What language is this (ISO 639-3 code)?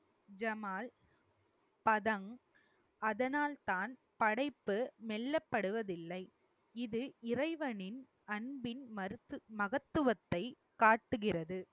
tam